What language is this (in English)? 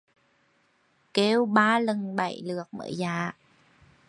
Vietnamese